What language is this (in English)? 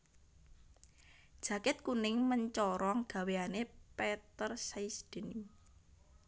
Javanese